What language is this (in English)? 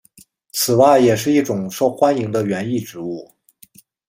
Chinese